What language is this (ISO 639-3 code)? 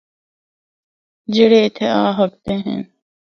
hno